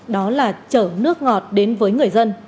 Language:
Vietnamese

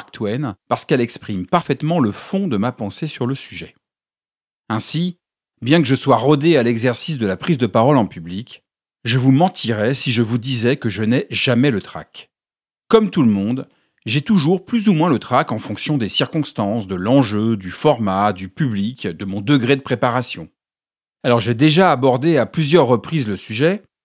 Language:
French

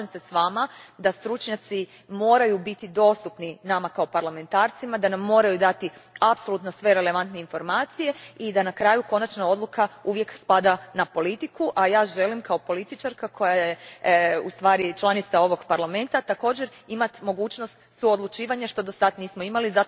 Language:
Croatian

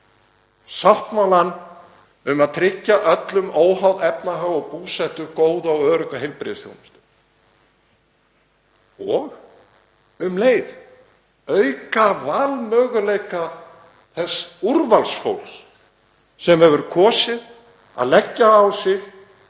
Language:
Icelandic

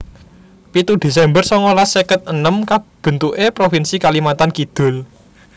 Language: Javanese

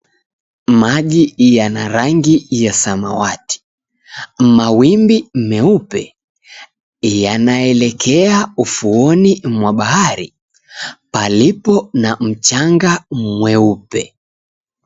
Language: Swahili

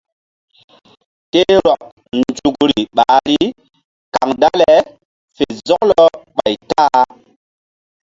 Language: Mbum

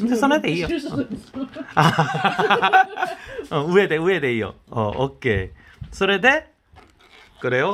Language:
Korean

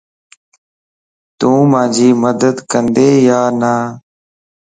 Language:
Lasi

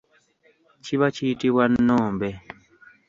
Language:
Ganda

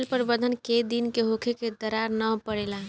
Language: Bhojpuri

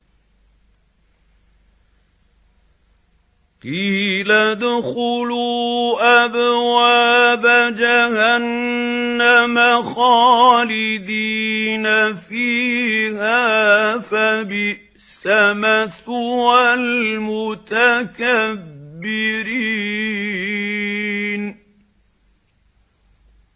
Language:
Arabic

